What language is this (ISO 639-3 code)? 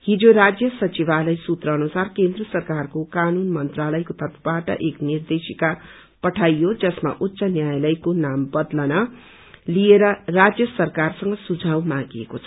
nep